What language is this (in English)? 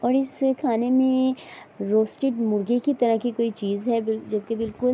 Urdu